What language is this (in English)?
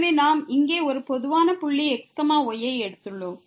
Tamil